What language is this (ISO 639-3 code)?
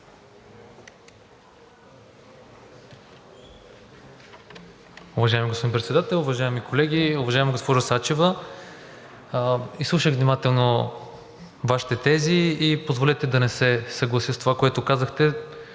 bul